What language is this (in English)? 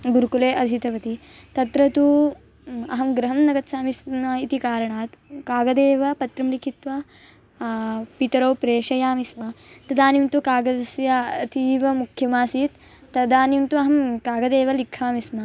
Sanskrit